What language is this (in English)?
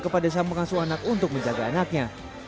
Indonesian